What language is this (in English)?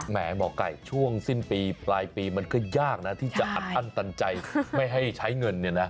Thai